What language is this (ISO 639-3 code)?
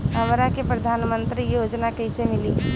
bho